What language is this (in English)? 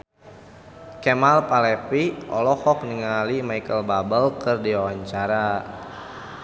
Sundanese